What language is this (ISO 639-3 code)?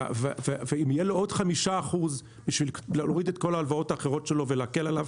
heb